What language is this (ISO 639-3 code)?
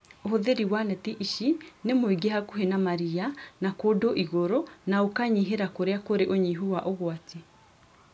kik